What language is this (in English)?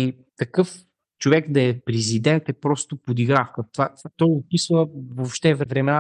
Bulgarian